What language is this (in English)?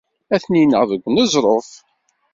Kabyle